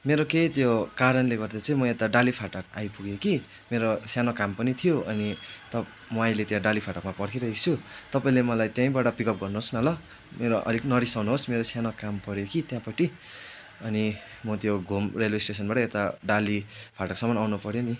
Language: Nepali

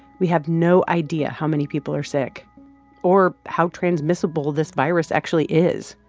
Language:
English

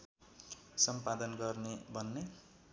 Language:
Nepali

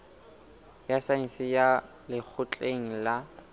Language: Southern Sotho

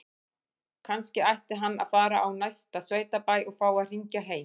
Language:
Icelandic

